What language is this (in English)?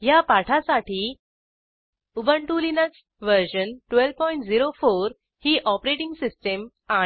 Marathi